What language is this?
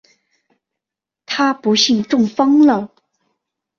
Chinese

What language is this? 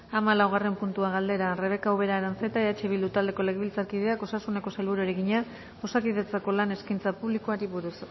Basque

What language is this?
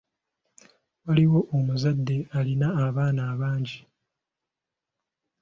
Ganda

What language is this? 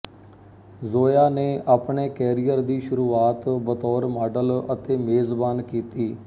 Punjabi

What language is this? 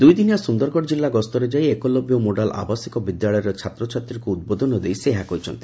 Odia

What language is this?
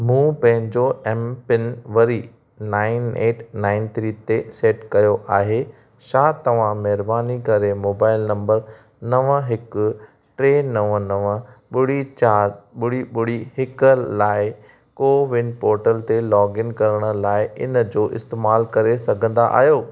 Sindhi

